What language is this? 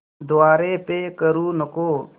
Marathi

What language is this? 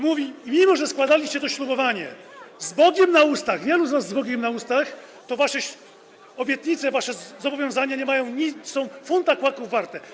Polish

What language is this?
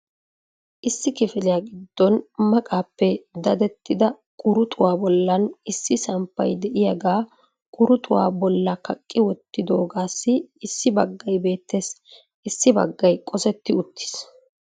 Wolaytta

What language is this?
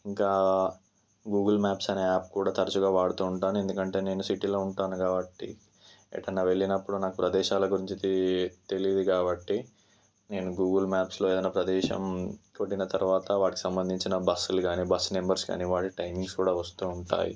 Telugu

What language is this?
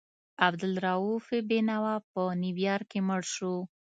Pashto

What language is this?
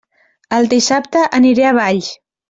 Catalan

